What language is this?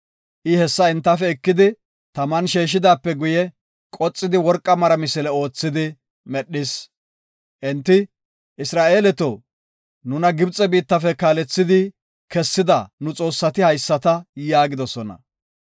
Gofa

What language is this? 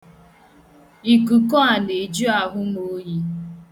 Igbo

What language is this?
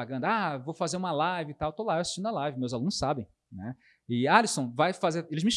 Portuguese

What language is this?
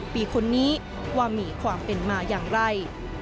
Thai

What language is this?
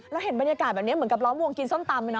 Thai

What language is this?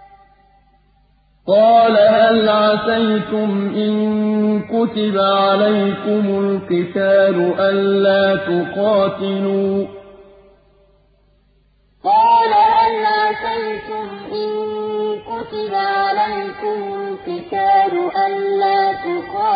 Arabic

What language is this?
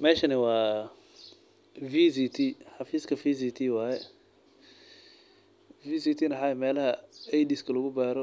Somali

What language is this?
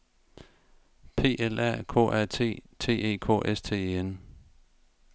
Danish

